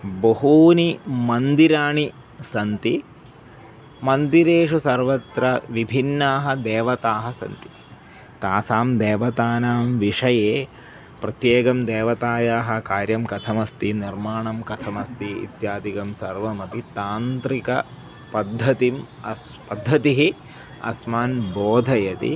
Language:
Sanskrit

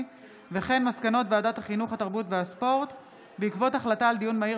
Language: Hebrew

